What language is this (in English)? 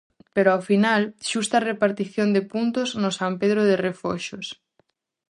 Galician